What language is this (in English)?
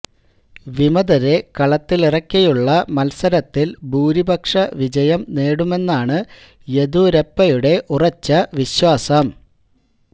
Malayalam